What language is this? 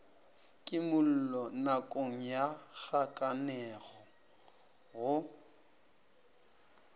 Northern Sotho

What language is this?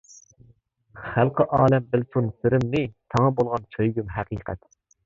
Uyghur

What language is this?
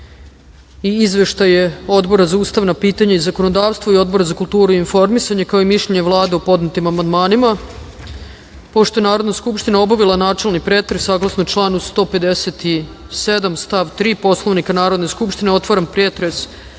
Serbian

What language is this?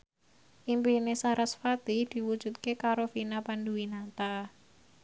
Javanese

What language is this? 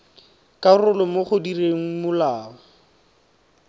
Tswana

